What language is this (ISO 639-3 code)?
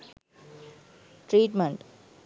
sin